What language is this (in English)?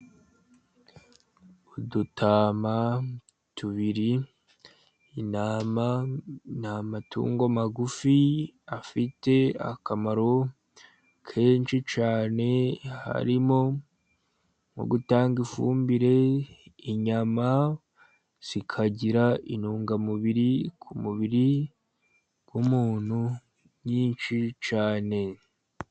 Kinyarwanda